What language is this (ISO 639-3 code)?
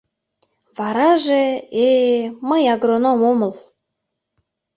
chm